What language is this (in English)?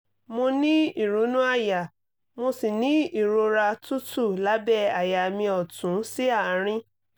Yoruba